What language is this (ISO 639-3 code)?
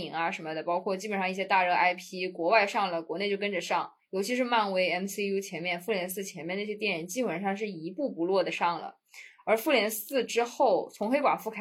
zho